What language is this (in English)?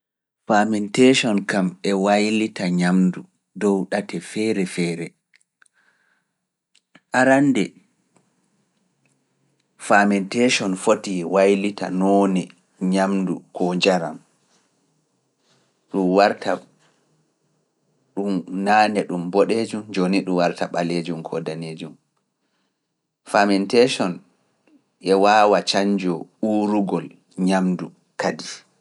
Fula